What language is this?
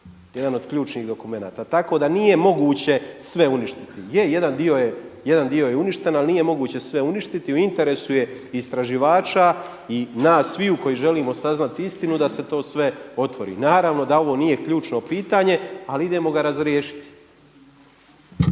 Croatian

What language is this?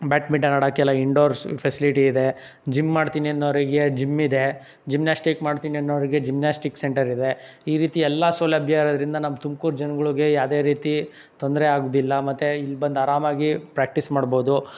Kannada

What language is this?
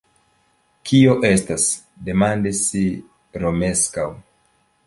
Esperanto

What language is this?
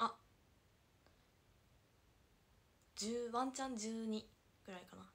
Japanese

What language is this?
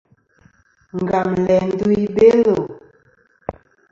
Kom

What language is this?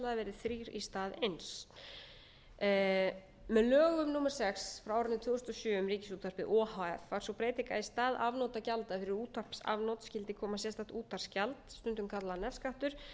Icelandic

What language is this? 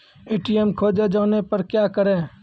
Maithili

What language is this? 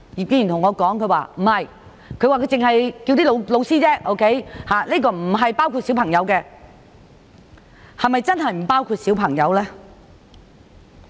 Cantonese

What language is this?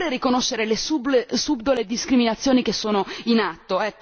Italian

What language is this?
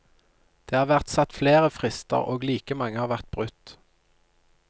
Norwegian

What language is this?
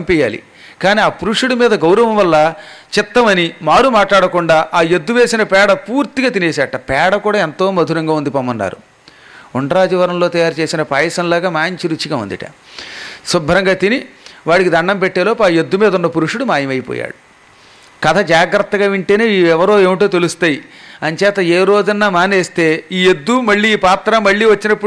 Telugu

